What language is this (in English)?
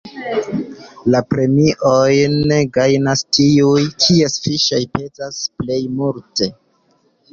Esperanto